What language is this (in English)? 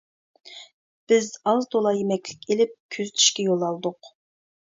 Uyghur